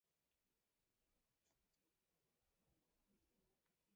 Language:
Mari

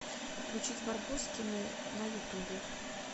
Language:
Russian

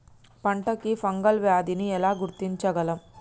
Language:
Telugu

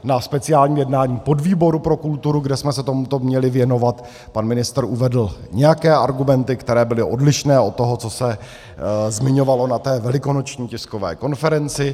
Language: Czech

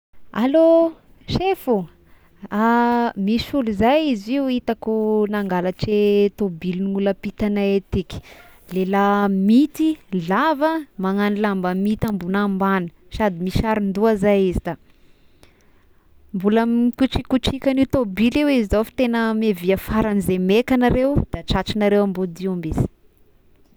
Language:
Tesaka Malagasy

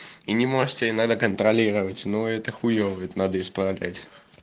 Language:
Russian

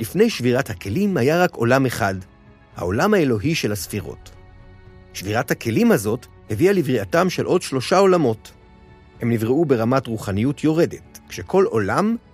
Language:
Hebrew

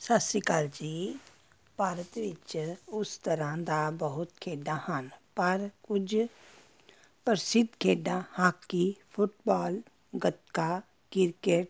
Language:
Punjabi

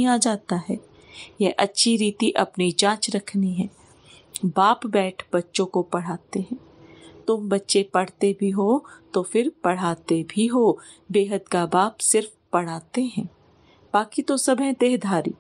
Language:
Hindi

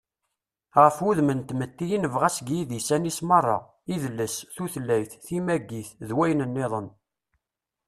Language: Kabyle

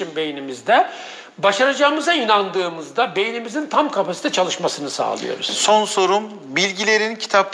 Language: Turkish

